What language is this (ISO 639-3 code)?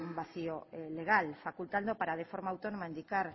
spa